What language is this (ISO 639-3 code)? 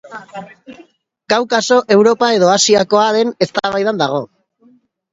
eus